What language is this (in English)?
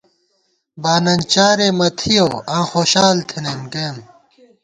Gawar-Bati